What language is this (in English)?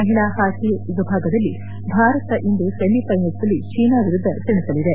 Kannada